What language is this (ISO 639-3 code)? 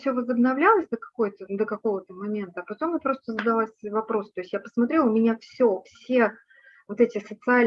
rus